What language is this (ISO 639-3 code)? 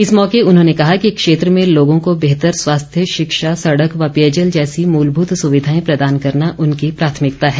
hin